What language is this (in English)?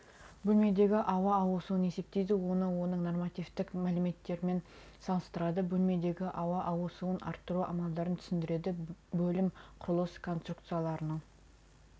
Kazakh